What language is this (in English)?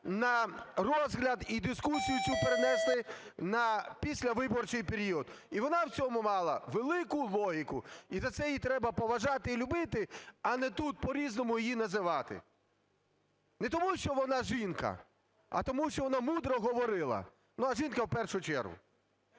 Ukrainian